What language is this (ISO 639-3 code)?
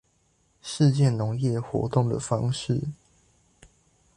zho